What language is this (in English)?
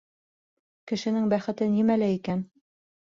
Bashkir